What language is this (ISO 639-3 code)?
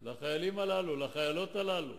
heb